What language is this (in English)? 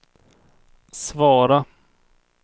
Swedish